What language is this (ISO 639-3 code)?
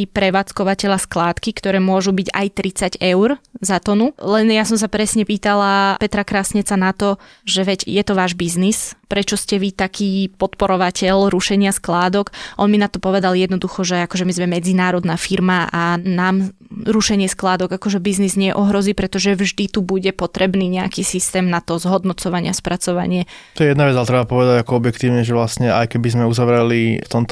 slk